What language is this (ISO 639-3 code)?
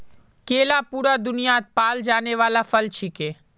mag